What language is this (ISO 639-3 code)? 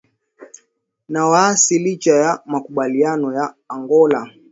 swa